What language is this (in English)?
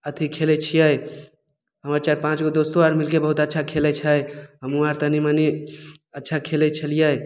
Maithili